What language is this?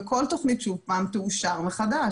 Hebrew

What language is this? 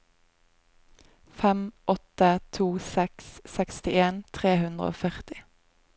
Norwegian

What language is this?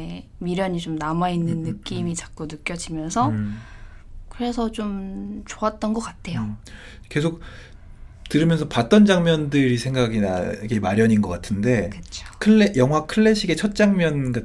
Korean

